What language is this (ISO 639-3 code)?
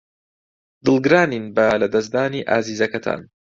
ckb